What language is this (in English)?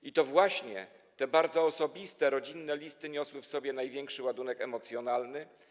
Polish